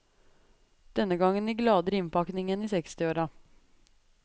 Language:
Norwegian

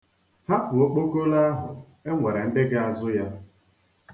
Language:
Igbo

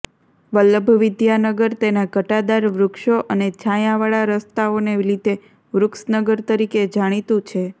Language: Gujarati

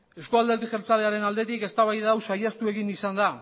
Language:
Basque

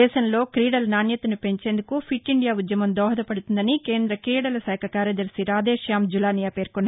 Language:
Telugu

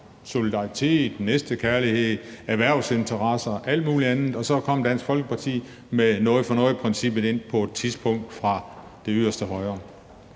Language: Danish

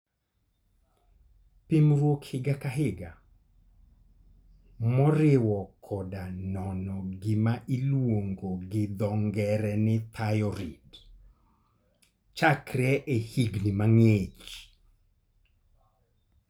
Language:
Luo (Kenya and Tanzania)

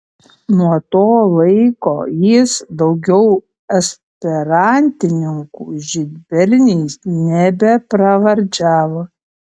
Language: Lithuanian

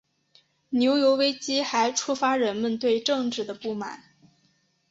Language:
Chinese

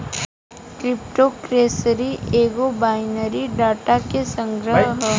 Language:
Bhojpuri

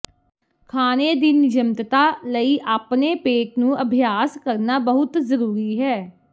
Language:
Punjabi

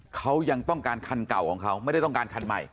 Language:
Thai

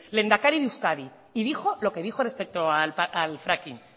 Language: Spanish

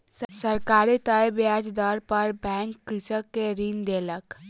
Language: Maithili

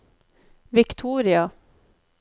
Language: Norwegian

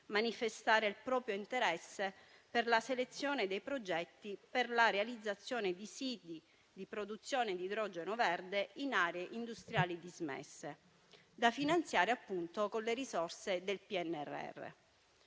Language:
Italian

